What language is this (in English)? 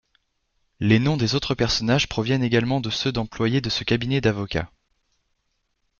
French